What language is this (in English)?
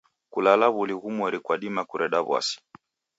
Taita